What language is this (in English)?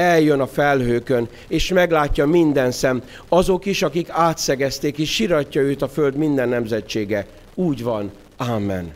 Hungarian